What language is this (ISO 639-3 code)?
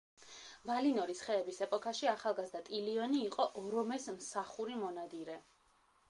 kat